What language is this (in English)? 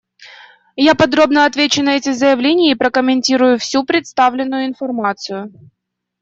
Russian